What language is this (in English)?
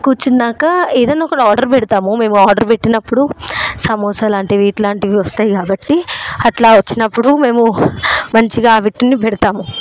Telugu